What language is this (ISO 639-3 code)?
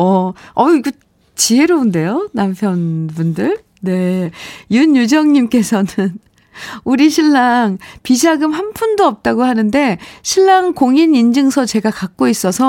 kor